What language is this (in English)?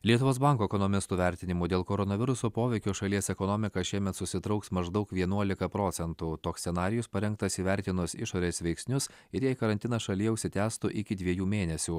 Lithuanian